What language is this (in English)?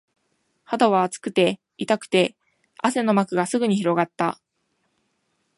Japanese